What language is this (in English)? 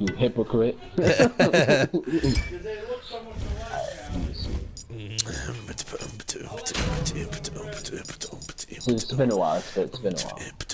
English